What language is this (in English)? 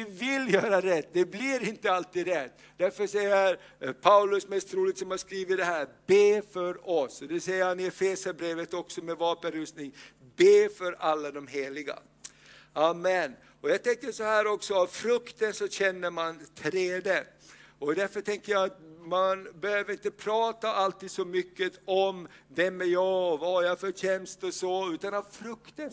Swedish